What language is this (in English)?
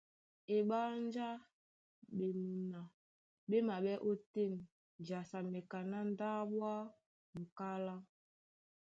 Duala